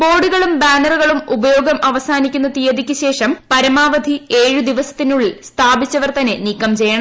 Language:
Malayalam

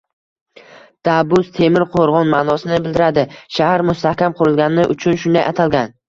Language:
Uzbek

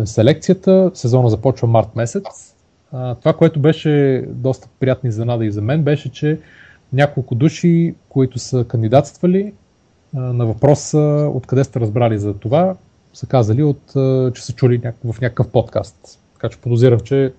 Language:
Bulgarian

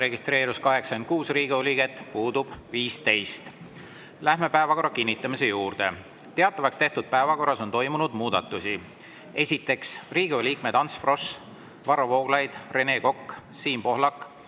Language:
Estonian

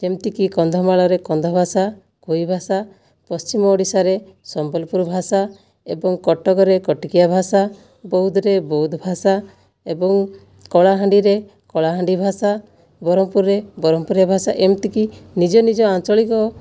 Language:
Odia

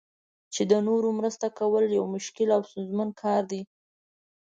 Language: Pashto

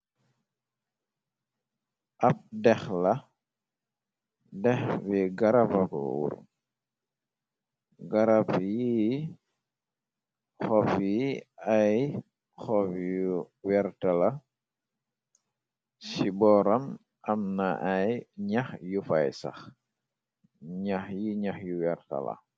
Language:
Wolof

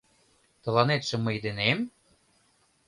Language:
Mari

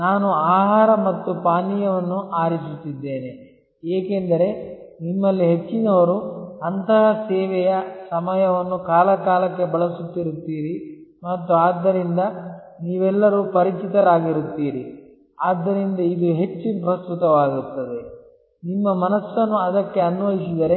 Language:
Kannada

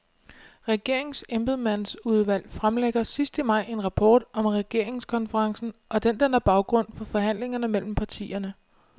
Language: Danish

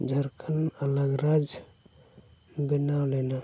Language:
Santali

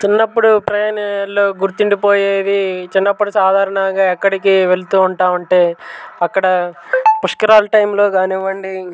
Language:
Telugu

